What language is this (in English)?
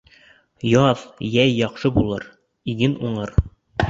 Bashkir